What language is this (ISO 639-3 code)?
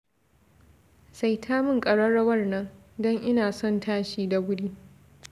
hau